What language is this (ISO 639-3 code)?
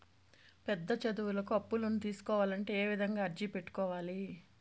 tel